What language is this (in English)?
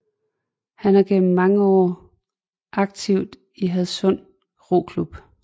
Danish